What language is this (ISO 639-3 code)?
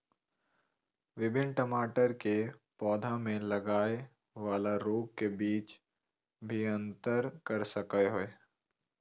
mag